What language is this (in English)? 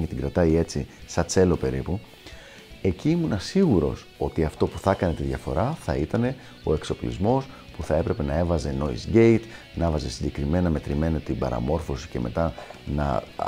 Greek